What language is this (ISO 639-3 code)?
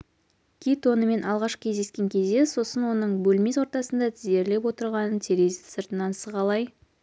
kaz